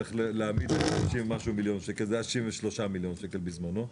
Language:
Hebrew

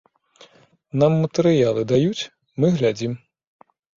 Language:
Belarusian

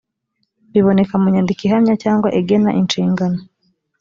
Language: Kinyarwanda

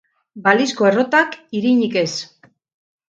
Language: Basque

